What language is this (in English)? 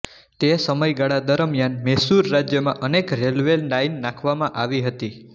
Gujarati